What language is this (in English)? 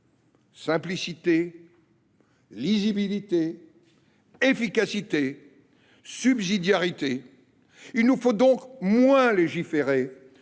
French